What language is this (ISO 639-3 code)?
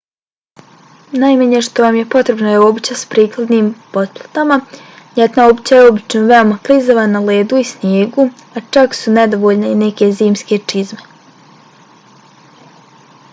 bos